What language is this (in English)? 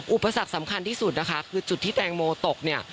Thai